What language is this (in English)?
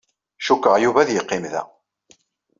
Kabyle